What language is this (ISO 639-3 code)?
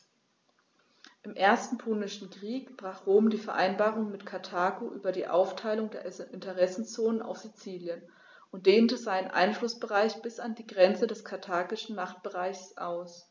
deu